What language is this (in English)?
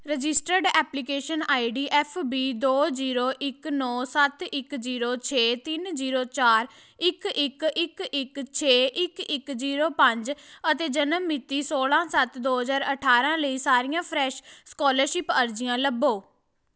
Punjabi